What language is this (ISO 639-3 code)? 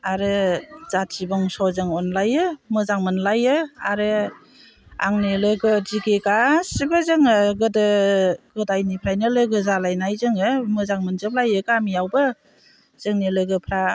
brx